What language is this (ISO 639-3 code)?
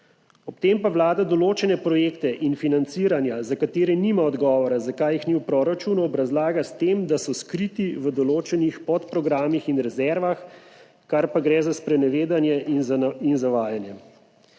slv